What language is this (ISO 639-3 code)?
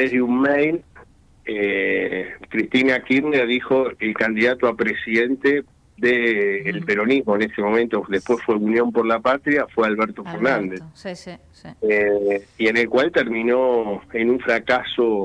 spa